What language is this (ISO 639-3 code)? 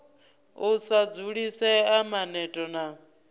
ven